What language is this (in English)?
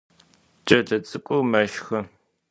Adyghe